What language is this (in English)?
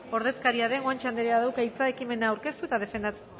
Basque